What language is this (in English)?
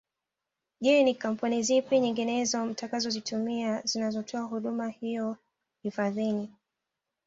Swahili